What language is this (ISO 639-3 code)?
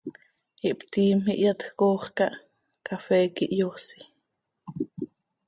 sei